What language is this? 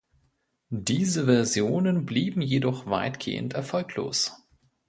German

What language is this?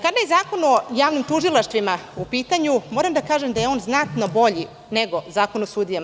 Serbian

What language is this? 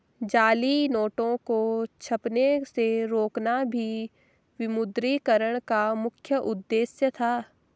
Hindi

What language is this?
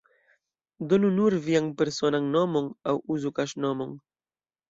Esperanto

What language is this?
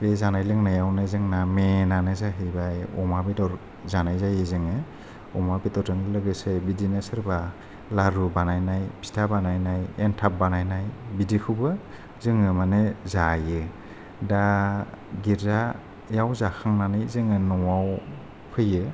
Bodo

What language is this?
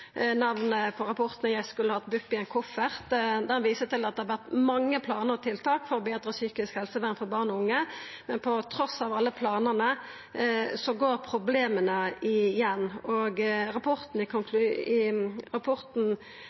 Norwegian Nynorsk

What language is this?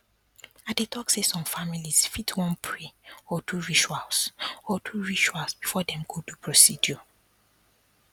Nigerian Pidgin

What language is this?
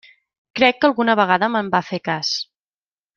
Catalan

